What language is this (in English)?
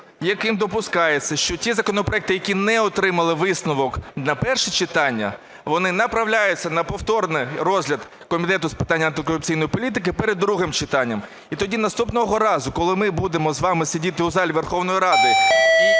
Ukrainian